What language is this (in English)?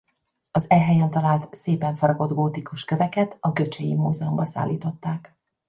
Hungarian